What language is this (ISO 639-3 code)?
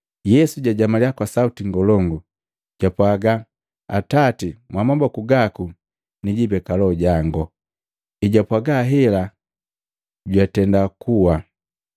mgv